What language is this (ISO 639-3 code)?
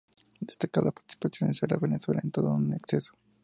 spa